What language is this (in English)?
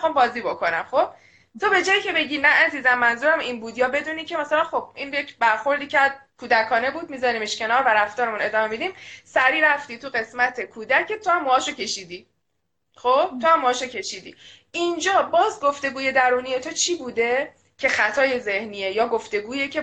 Persian